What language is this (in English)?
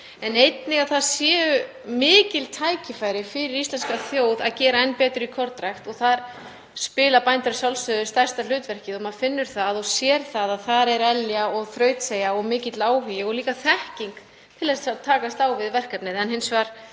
Icelandic